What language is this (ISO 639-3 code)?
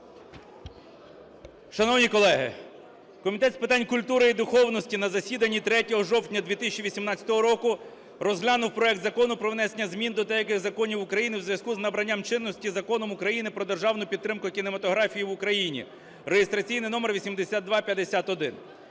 ukr